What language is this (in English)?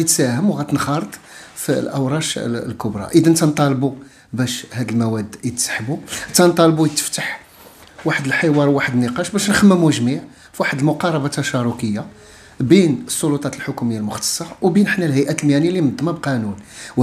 Arabic